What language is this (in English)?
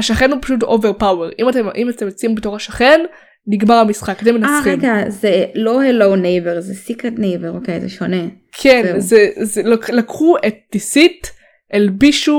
Hebrew